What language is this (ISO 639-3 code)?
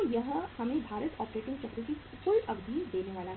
hin